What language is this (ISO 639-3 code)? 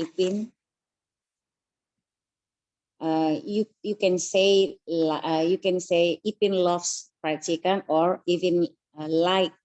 ind